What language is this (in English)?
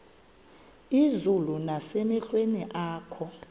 Xhosa